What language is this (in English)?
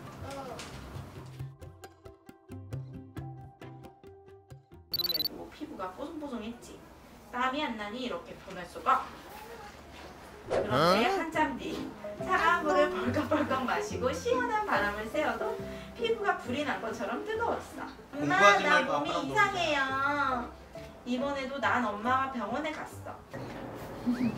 Korean